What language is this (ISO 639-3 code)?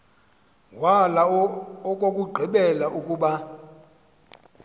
xho